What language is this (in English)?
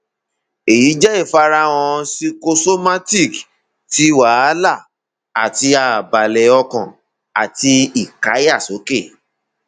Yoruba